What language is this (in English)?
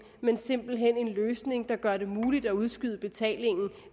Danish